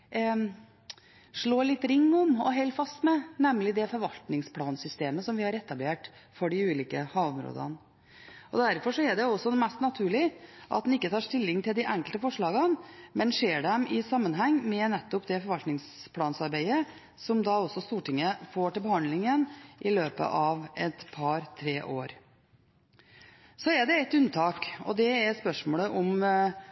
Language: Norwegian Bokmål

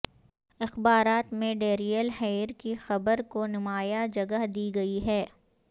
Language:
Urdu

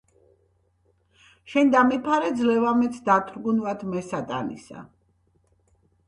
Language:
Georgian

